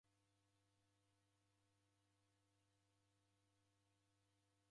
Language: Taita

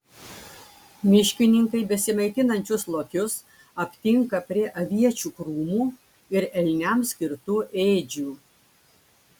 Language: Lithuanian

